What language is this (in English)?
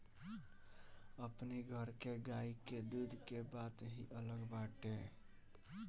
Bhojpuri